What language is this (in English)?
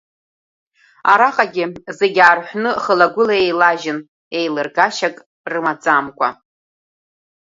Abkhazian